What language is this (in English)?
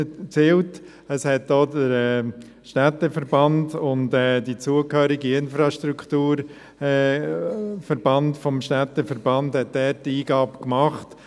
Swiss German